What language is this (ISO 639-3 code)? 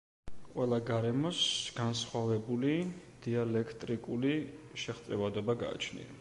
kat